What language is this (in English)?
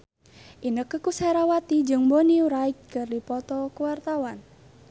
Sundanese